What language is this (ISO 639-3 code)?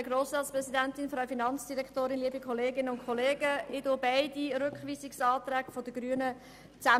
gsw